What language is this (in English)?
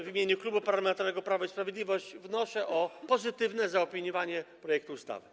Polish